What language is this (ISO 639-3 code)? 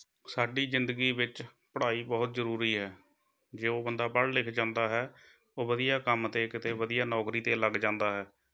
pan